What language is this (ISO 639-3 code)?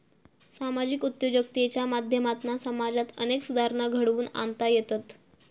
mar